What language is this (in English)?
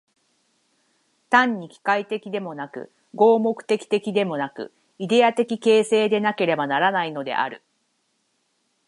Japanese